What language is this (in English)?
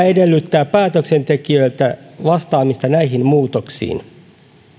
Finnish